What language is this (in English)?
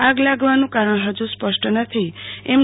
Gujarati